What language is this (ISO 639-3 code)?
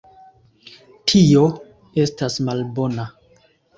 epo